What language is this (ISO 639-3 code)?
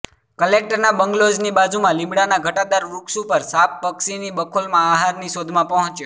guj